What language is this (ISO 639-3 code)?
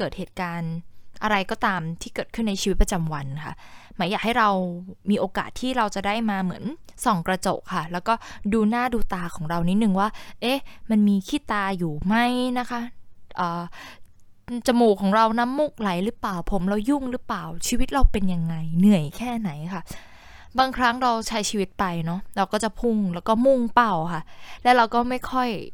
tha